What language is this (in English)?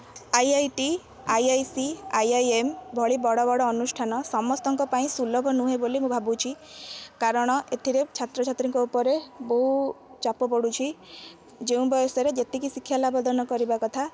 Odia